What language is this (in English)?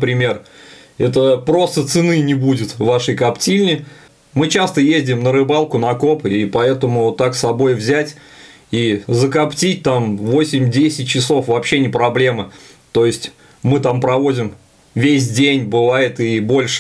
Russian